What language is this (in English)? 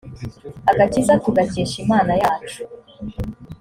Kinyarwanda